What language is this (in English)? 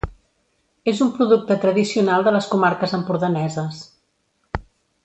Catalan